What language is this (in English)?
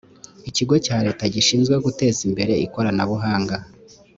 Kinyarwanda